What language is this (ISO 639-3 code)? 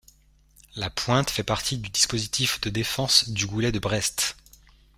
fra